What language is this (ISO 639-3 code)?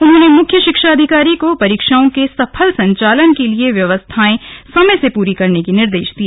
hin